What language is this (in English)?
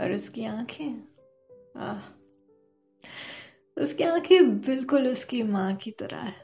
Hindi